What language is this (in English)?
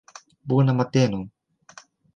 Esperanto